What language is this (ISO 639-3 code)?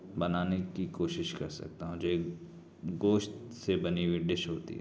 urd